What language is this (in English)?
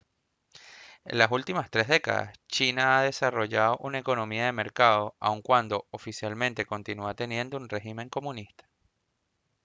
Spanish